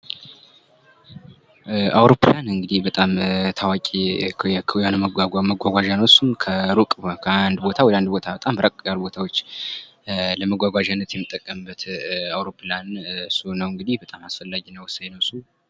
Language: Amharic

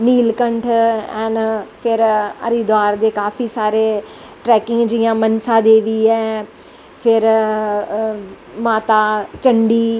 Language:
Dogri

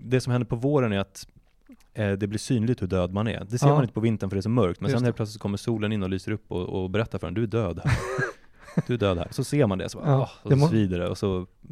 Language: Swedish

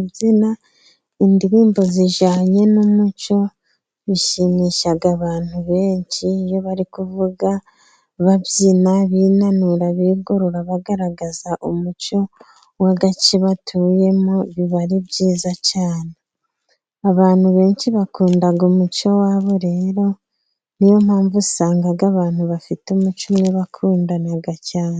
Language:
Kinyarwanda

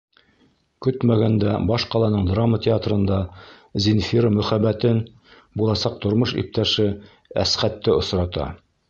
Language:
Bashkir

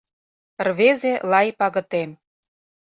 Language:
Mari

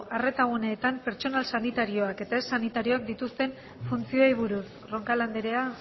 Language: Basque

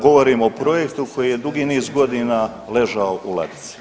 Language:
Croatian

